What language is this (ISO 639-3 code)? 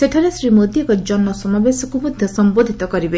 ori